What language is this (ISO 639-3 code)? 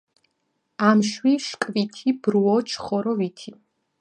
kat